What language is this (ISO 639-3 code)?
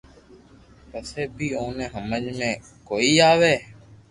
lrk